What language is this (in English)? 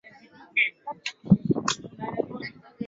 Swahili